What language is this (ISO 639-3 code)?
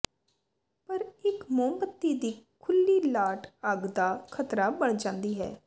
pan